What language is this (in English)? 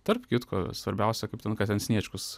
Lithuanian